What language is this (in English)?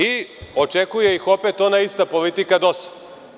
Serbian